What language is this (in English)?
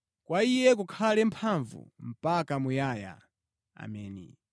Nyanja